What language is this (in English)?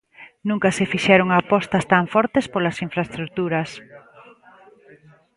Galician